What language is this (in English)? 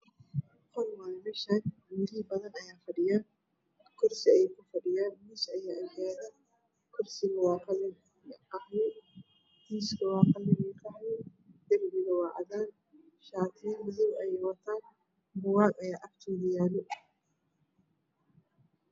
Somali